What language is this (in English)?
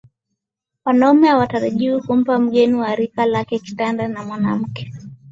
Swahili